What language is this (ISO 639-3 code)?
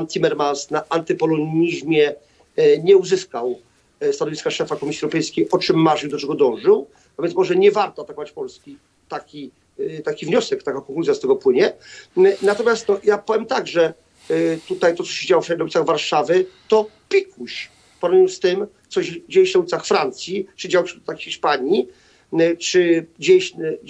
pol